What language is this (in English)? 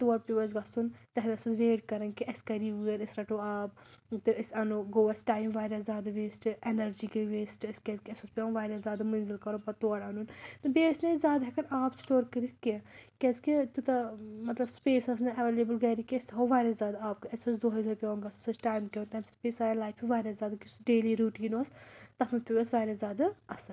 Kashmiri